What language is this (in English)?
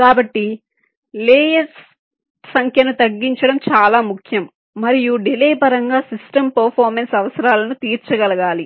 Telugu